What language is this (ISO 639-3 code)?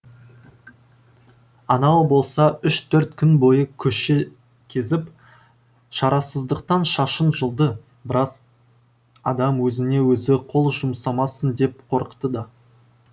kaz